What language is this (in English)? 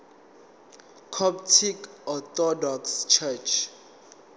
Zulu